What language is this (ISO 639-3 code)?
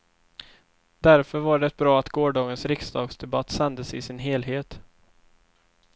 swe